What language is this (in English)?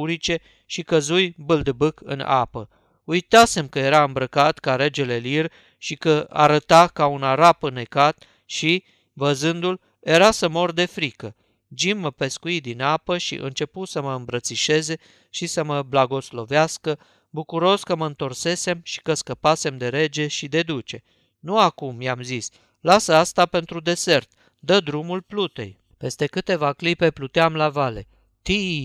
Romanian